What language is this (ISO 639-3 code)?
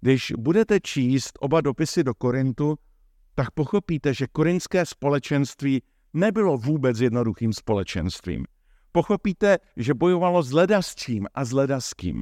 ces